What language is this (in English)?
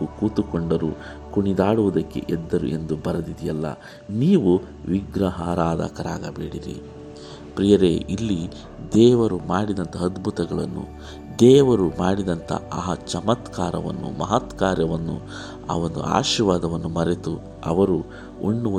Kannada